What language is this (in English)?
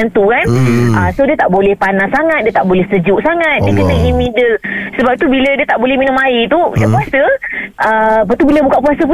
Malay